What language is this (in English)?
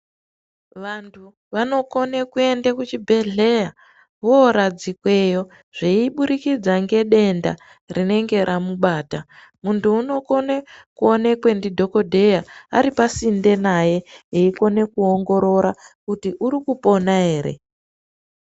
Ndau